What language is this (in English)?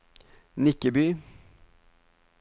Norwegian